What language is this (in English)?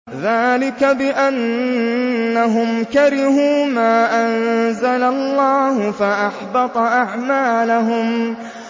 Arabic